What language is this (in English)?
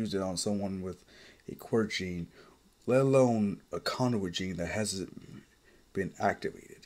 English